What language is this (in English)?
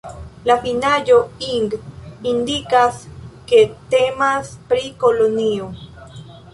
Esperanto